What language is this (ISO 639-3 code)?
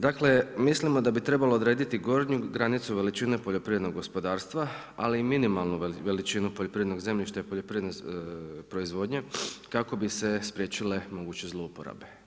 hrv